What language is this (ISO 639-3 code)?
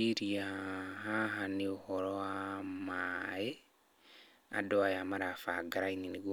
kik